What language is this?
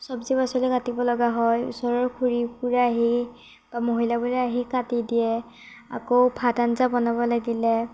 Assamese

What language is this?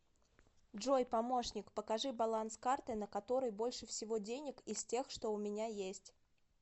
Russian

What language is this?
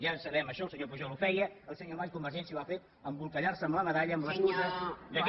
Catalan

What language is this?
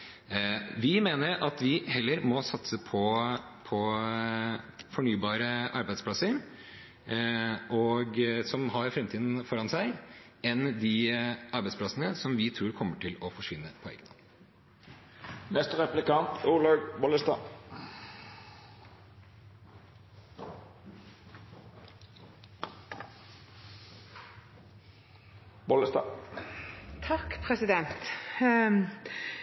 Norwegian Bokmål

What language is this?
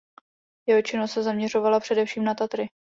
Czech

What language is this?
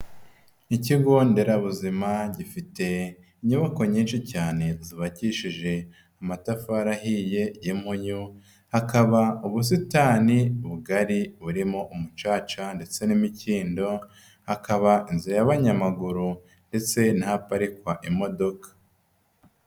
Kinyarwanda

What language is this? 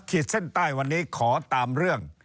Thai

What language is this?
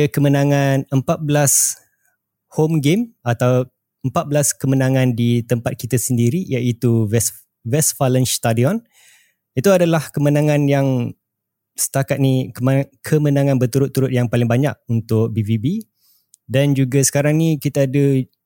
Malay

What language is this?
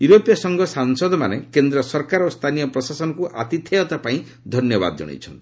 Odia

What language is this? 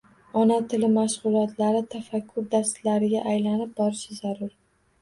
Uzbek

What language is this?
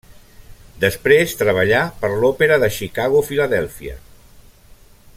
Catalan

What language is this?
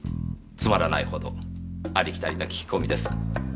Japanese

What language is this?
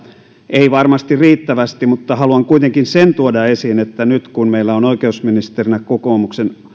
Finnish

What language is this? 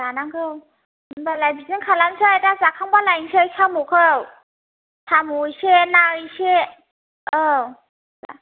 Bodo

